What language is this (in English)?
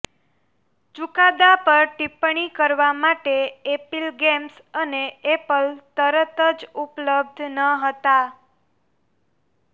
Gujarati